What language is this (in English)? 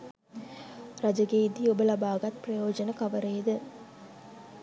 Sinhala